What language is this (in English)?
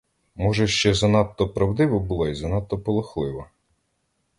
Ukrainian